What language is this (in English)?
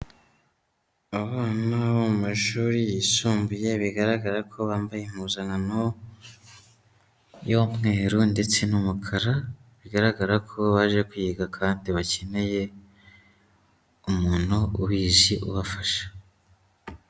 Kinyarwanda